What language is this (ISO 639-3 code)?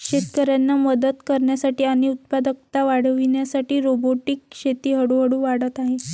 mar